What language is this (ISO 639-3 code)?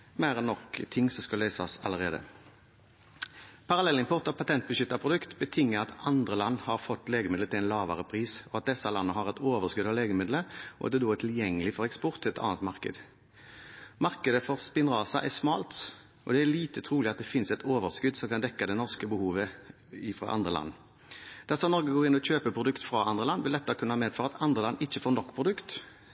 nob